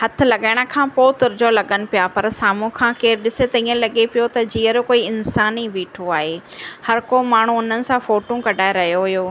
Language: Sindhi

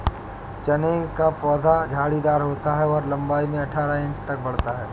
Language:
Hindi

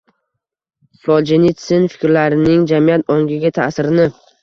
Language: Uzbek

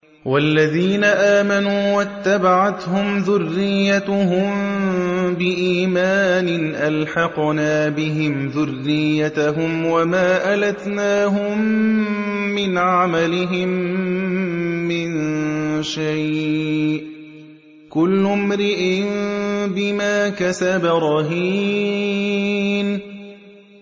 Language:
Arabic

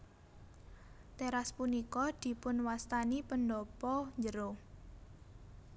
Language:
Javanese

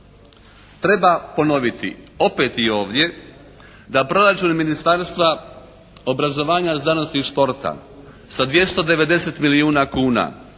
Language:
Croatian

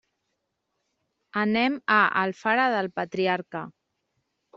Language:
Catalan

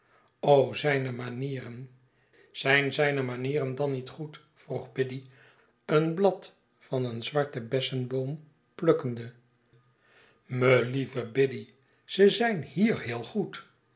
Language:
Dutch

